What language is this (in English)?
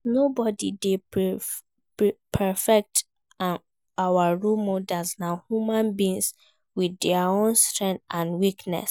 Nigerian Pidgin